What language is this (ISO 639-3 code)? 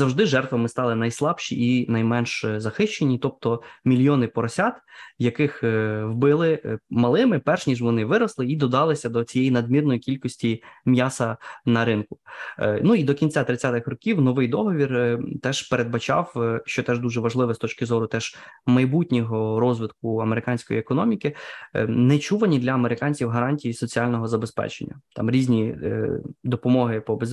ukr